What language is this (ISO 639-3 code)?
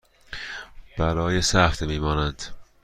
fas